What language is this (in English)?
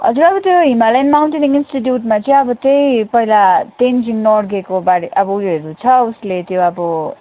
Nepali